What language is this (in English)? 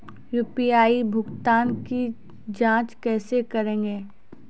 Maithili